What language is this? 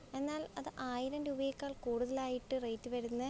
Malayalam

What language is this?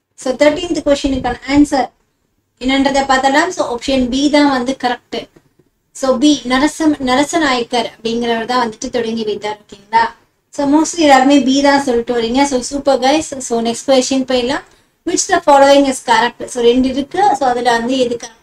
Indonesian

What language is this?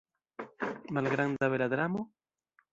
Esperanto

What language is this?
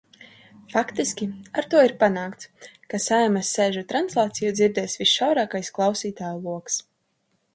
Latvian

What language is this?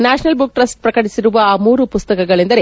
Kannada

